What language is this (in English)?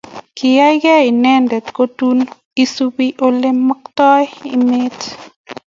Kalenjin